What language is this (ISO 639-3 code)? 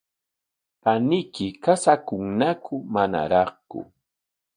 qwa